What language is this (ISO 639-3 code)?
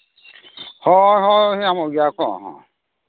sat